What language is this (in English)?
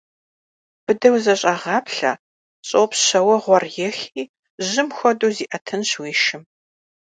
Kabardian